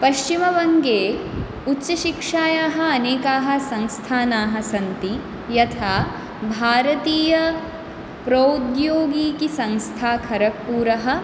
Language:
Sanskrit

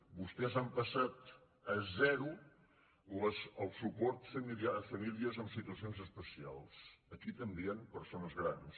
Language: Catalan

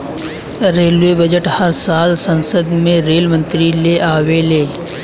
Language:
Bhojpuri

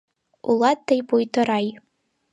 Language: Mari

